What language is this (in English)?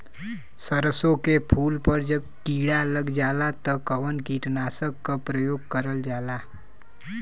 Bhojpuri